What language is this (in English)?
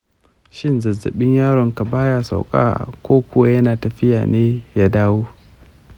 Hausa